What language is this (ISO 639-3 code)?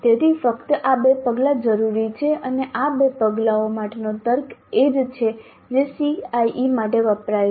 guj